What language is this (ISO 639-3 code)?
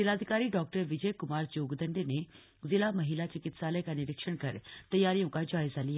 hin